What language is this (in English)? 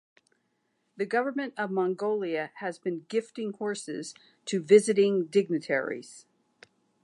English